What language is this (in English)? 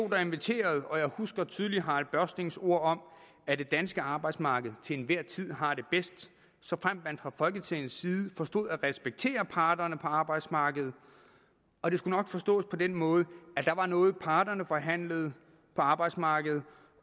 Danish